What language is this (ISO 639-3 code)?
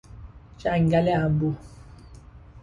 fas